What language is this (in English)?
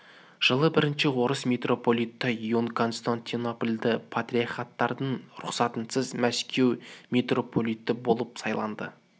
Kazakh